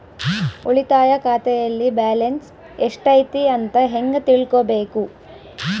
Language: Kannada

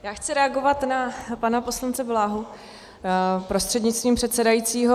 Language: Czech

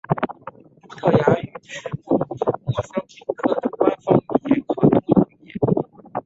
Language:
Chinese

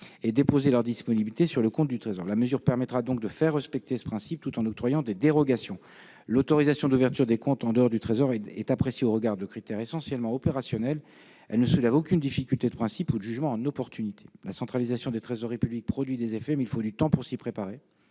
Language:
French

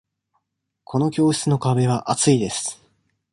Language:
Japanese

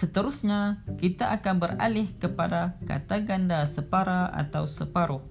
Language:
Malay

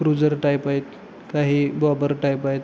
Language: Marathi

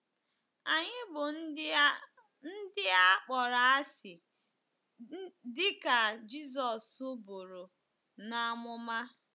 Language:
Igbo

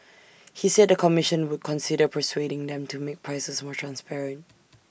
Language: English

